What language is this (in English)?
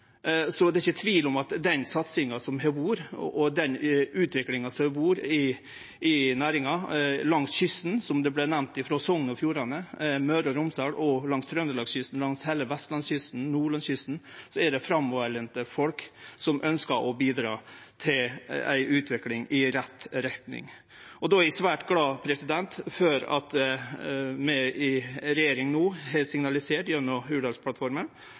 Norwegian Nynorsk